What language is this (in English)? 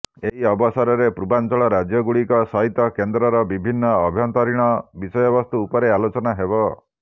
Odia